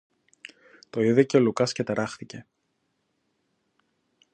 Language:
Greek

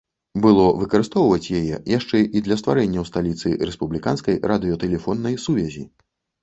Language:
Belarusian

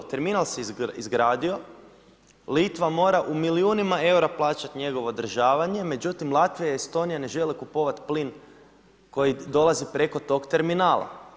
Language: Croatian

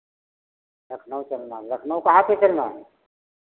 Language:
Hindi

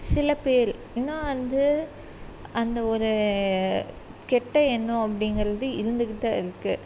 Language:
Tamil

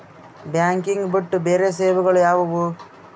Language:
Kannada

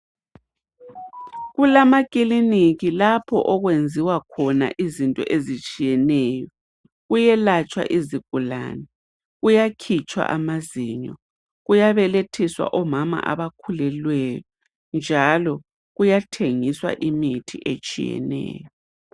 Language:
North Ndebele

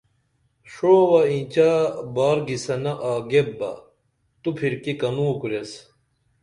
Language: Dameli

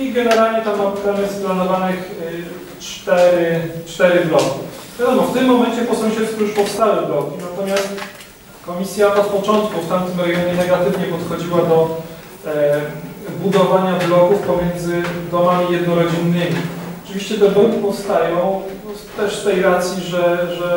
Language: Polish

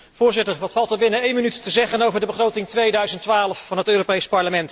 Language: Dutch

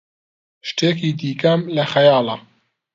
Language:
Central Kurdish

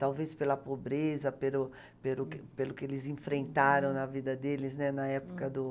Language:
Portuguese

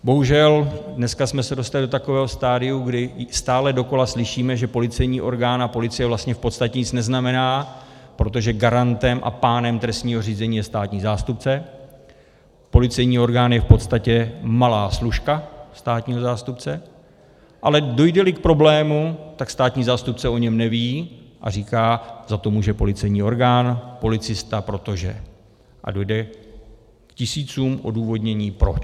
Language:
Czech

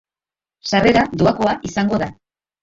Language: Basque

